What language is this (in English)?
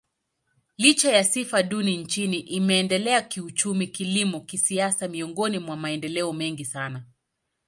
Swahili